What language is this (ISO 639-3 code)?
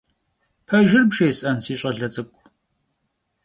kbd